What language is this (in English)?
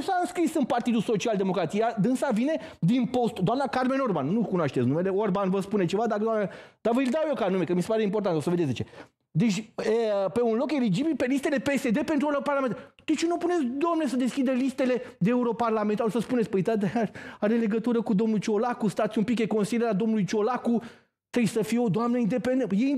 Romanian